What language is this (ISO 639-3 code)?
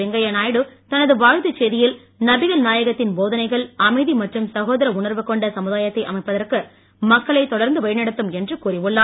tam